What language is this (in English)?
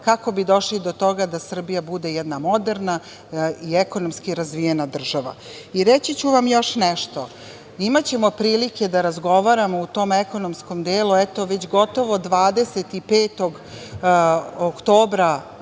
Serbian